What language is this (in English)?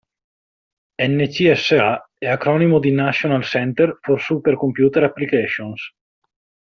Italian